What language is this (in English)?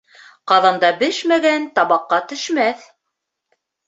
Bashkir